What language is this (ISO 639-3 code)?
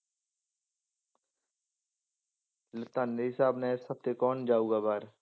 pan